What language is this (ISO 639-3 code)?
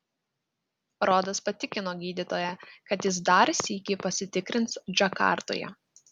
lit